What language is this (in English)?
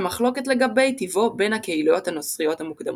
Hebrew